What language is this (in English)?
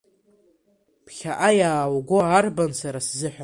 Abkhazian